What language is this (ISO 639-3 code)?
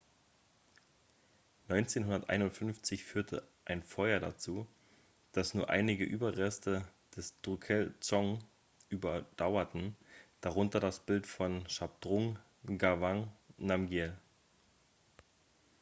deu